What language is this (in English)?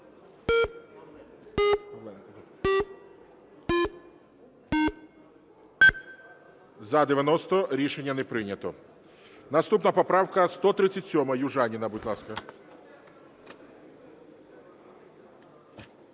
Ukrainian